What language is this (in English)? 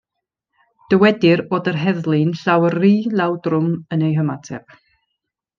Welsh